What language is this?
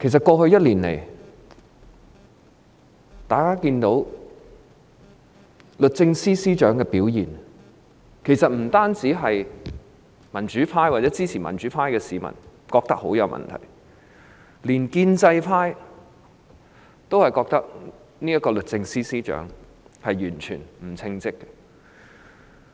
Cantonese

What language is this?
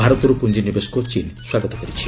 Odia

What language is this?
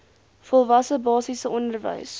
Afrikaans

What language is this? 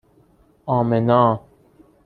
Persian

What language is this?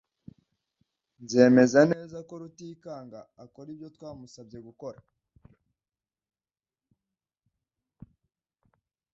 Kinyarwanda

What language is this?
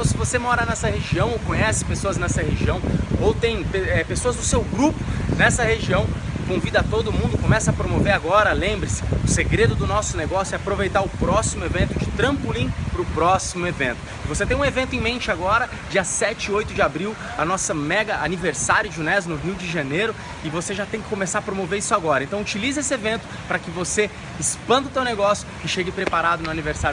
Portuguese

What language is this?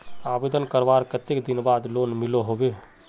Magahi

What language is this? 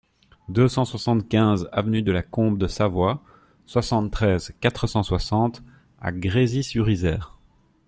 French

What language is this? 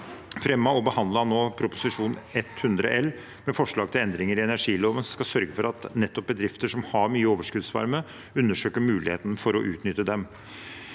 Norwegian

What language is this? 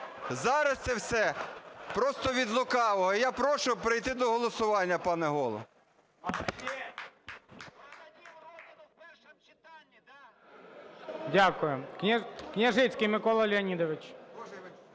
Ukrainian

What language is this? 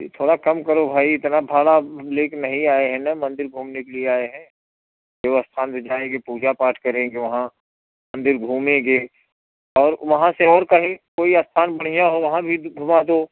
Hindi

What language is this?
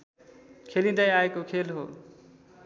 Nepali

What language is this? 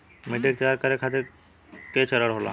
Bhojpuri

